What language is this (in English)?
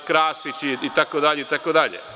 Serbian